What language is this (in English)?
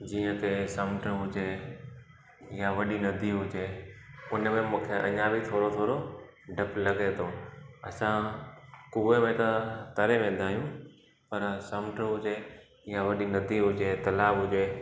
Sindhi